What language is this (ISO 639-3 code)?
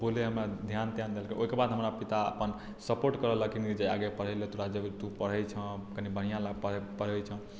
mai